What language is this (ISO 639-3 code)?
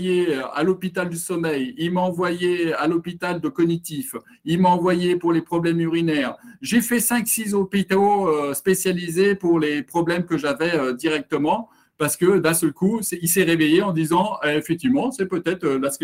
fra